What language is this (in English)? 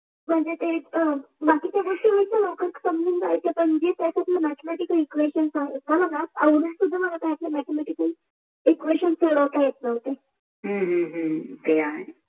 Marathi